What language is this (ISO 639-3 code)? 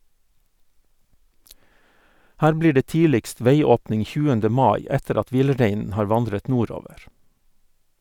nor